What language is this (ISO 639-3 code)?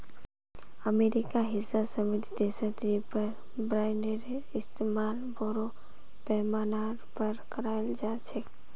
mag